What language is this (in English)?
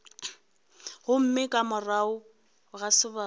Northern Sotho